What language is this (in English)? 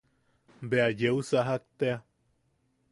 Yaqui